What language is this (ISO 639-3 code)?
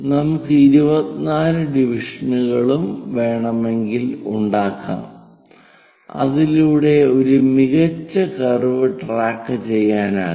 mal